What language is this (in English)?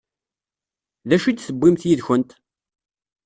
Kabyle